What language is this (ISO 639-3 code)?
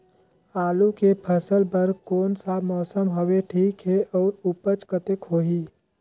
hne